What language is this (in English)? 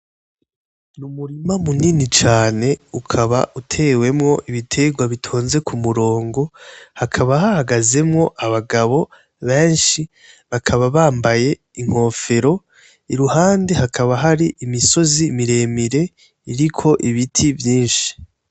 Rundi